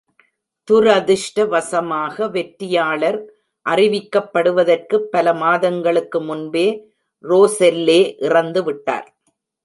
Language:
Tamil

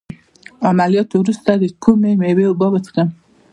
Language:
Pashto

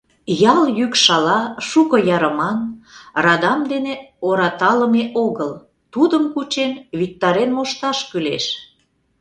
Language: Mari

